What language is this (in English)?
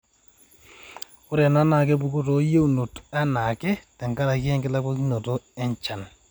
Masai